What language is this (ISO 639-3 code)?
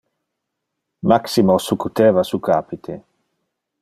ina